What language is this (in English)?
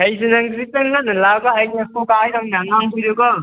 Manipuri